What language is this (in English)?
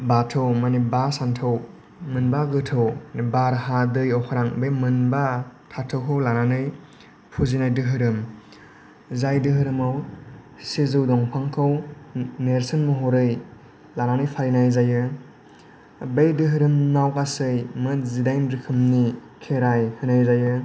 Bodo